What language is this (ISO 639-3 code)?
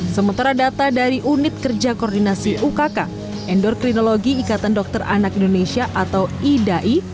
ind